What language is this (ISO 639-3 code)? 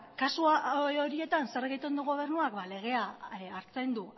eus